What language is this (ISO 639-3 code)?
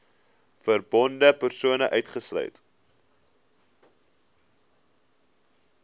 afr